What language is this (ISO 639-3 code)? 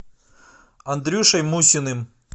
rus